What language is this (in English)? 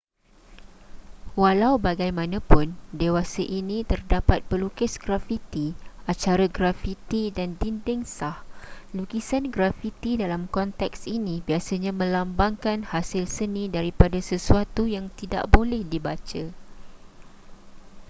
Malay